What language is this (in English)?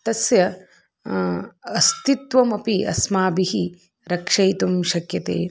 Sanskrit